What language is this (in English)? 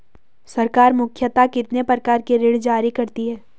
Hindi